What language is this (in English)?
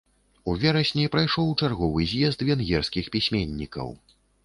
Belarusian